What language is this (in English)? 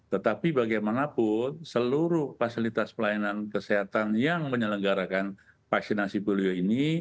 Indonesian